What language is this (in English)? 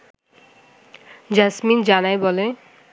Bangla